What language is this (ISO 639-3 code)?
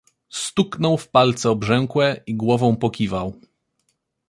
pol